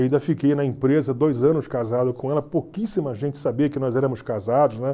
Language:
Portuguese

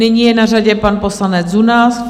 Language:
Czech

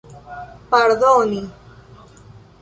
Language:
Esperanto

